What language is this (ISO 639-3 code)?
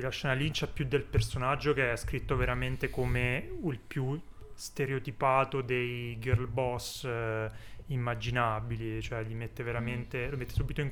ita